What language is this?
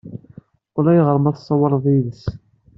Kabyle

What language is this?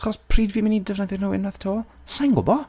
Welsh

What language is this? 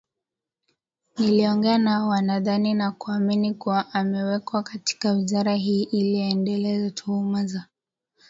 Swahili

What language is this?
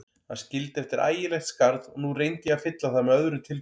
Icelandic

